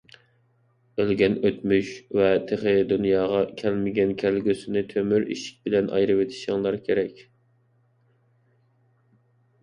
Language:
Uyghur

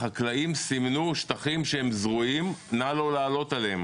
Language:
Hebrew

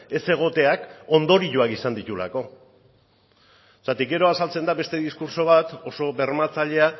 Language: Basque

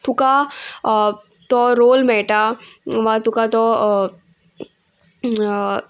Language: Konkani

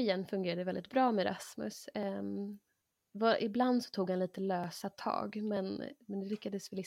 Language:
Swedish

